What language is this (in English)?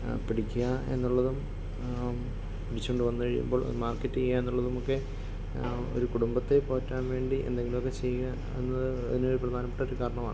Malayalam